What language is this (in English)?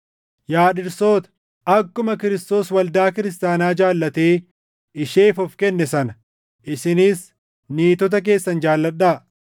Oromo